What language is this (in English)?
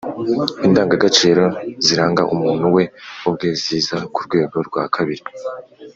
Kinyarwanda